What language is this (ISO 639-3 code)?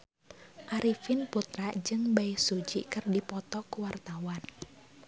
sun